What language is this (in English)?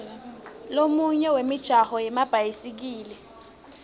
Swati